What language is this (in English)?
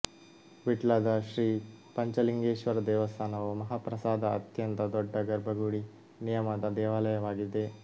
Kannada